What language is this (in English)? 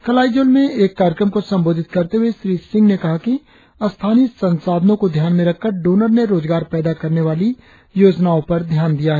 Hindi